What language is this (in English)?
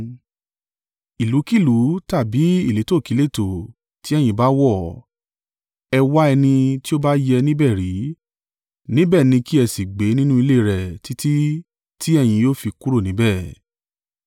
Yoruba